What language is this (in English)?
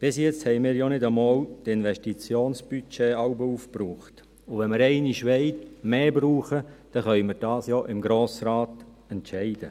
Swiss German